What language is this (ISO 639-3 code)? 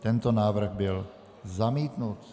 ces